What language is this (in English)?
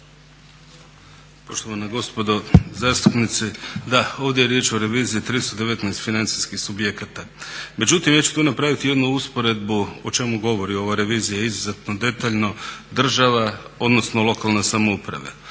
Croatian